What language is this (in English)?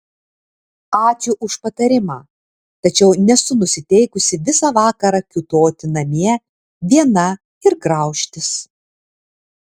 Lithuanian